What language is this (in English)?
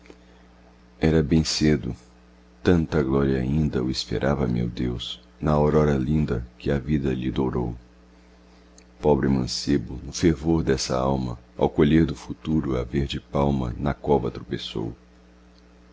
Portuguese